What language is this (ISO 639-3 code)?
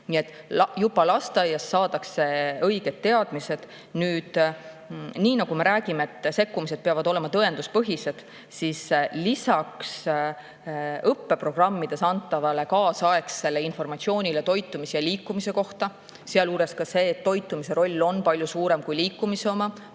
est